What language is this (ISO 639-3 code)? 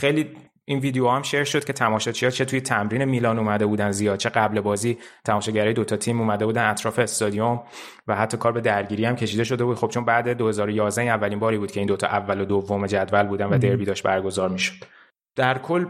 fas